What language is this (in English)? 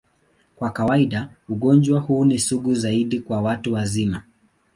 Swahili